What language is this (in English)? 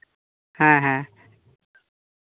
Santali